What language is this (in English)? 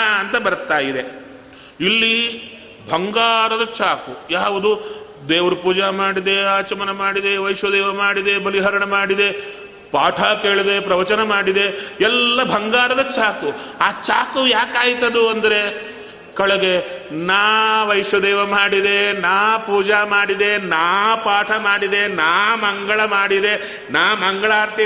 Kannada